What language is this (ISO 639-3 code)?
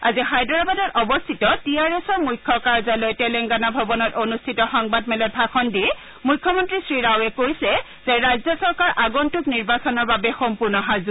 asm